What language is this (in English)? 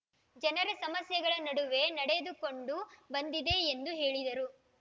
Kannada